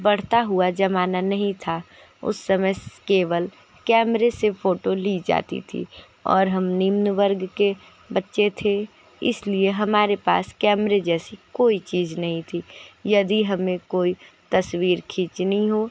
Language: Hindi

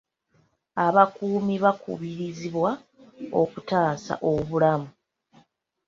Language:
Ganda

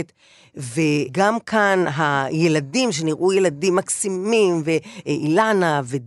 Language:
Hebrew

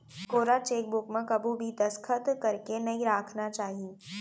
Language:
Chhattisgarhi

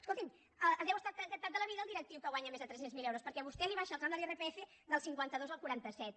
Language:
Catalan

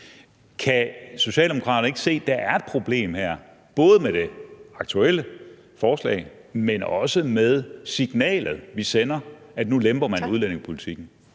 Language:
Danish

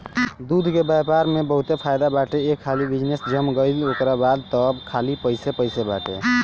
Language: Bhojpuri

